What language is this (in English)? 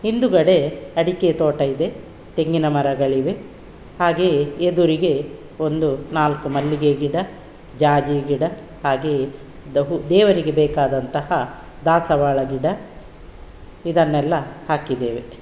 Kannada